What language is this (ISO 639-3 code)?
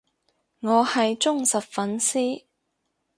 yue